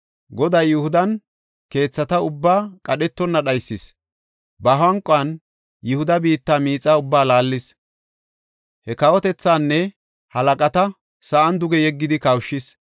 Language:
Gofa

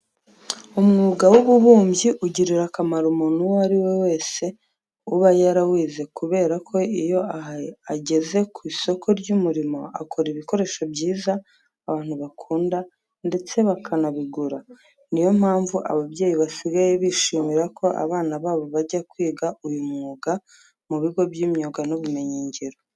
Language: Kinyarwanda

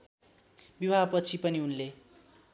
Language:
Nepali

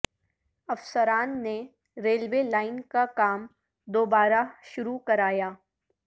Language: Urdu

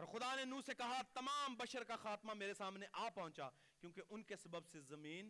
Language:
Urdu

